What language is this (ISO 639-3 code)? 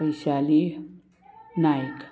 kok